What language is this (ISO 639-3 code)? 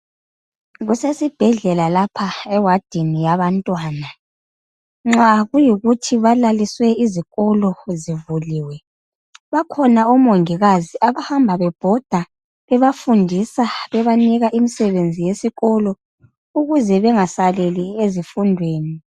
nde